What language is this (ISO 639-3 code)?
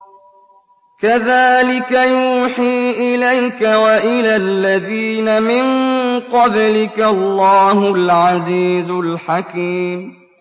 ara